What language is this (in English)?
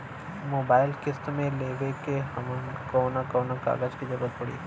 Bhojpuri